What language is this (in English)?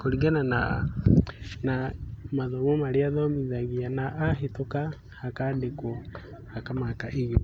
Kikuyu